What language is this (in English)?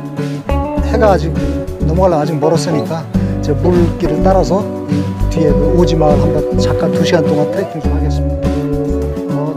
Korean